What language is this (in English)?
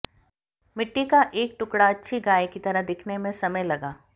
Hindi